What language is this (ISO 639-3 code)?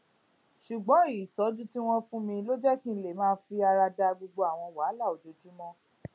yor